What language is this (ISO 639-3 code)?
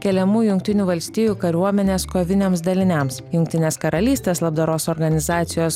lit